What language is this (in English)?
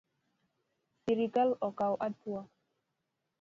Luo (Kenya and Tanzania)